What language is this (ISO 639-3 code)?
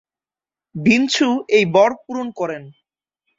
ben